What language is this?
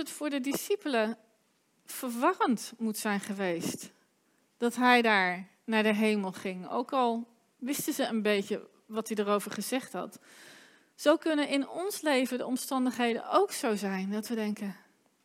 Dutch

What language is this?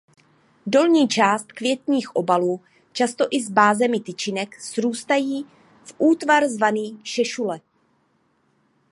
Czech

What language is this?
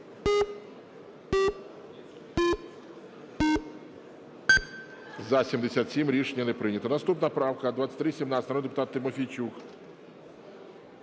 Ukrainian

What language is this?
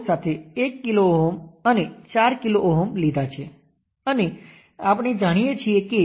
Gujarati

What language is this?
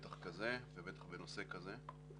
Hebrew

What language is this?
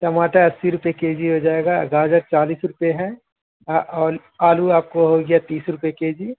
Urdu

